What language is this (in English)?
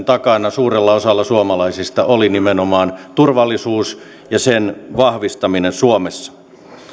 Finnish